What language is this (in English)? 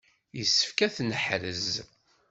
Kabyle